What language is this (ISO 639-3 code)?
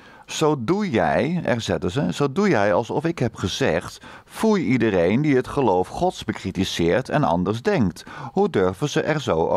nld